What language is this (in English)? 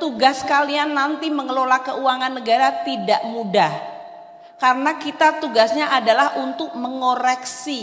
Indonesian